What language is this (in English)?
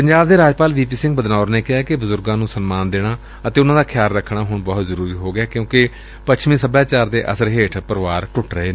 Punjabi